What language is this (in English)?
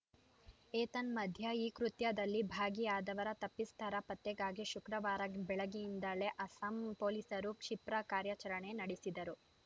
Kannada